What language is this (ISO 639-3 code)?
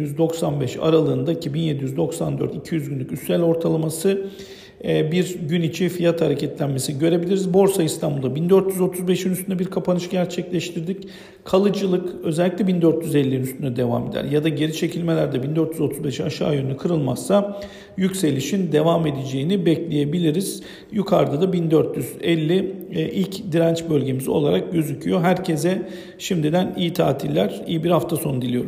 tur